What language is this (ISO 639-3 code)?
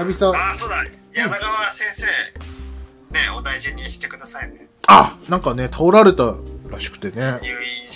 jpn